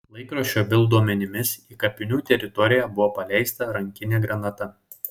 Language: Lithuanian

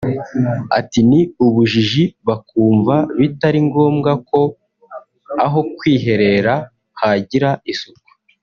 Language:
Kinyarwanda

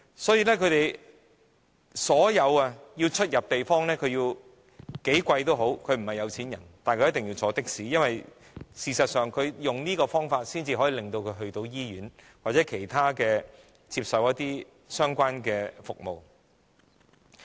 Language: Cantonese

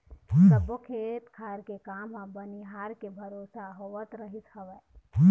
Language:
Chhattisgarhi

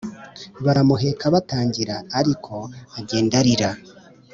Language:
Kinyarwanda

